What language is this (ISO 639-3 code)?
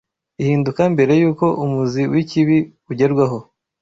kin